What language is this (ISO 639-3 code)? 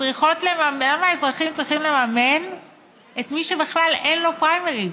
heb